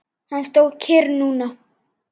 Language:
Icelandic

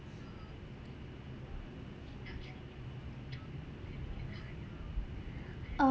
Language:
English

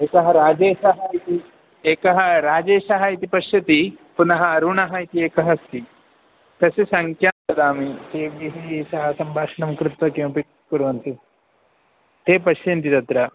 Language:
Sanskrit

